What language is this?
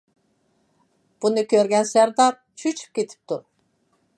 Uyghur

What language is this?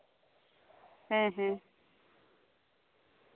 Santali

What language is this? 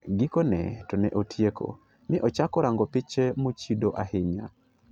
Luo (Kenya and Tanzania)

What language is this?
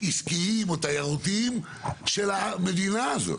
Hebrew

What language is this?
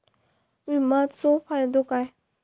Marathi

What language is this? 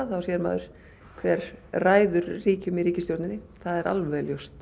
Icelandic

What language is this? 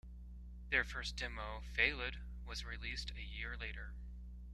English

